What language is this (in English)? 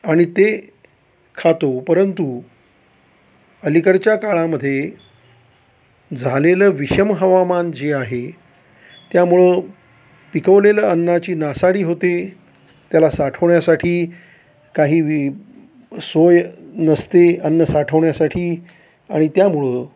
Marathi